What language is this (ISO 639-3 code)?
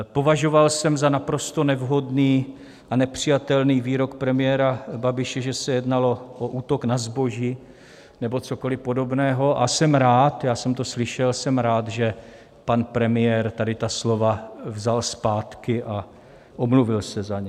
ces